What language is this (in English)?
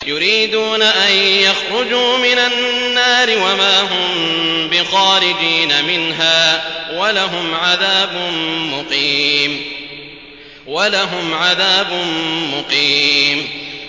Arabic